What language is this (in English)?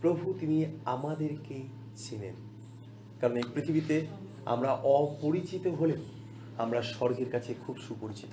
Bangla